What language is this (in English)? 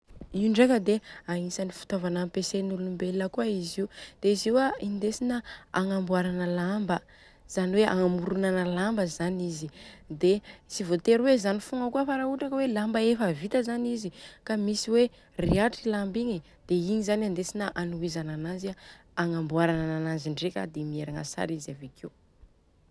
Southern Betsimisaraka Malagasy